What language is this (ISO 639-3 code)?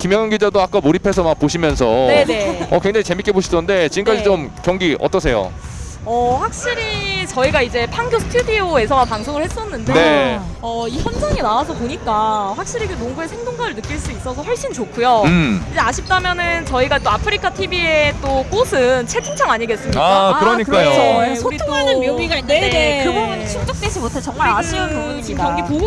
kor